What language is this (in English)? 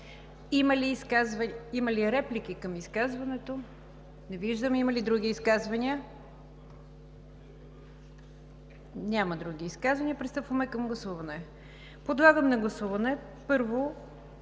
Bulgarian